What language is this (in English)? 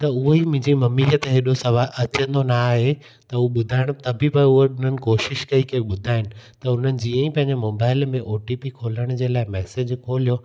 Sindhi